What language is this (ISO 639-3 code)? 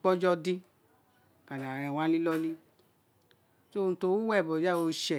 its